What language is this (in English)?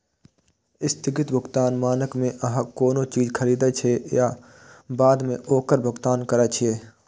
Maithili